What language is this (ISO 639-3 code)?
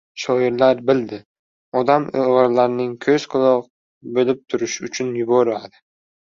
uzb